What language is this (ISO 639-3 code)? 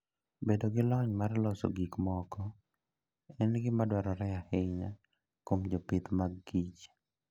luo